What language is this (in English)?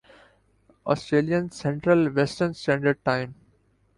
Urdu